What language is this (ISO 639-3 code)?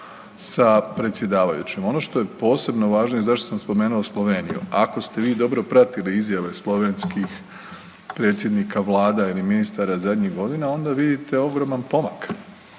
hrv